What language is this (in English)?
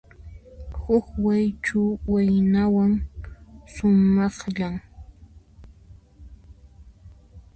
Puno Quechua